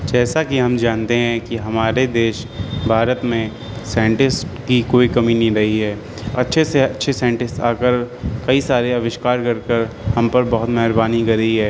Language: Urdu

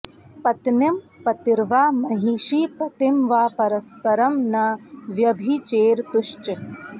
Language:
Sanskrit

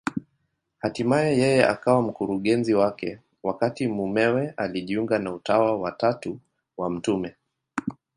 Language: Swahili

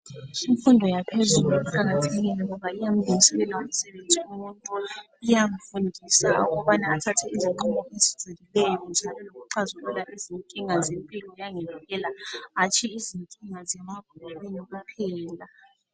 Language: North Ndebele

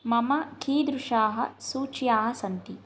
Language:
Sanskrit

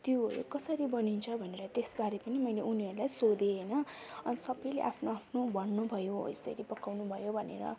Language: Nepali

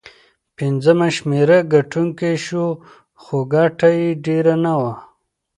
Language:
Pashto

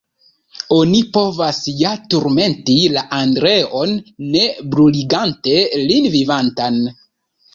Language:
Esperanto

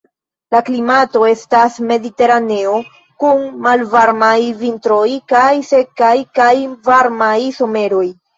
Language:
Esperanto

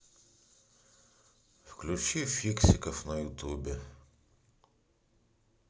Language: Russian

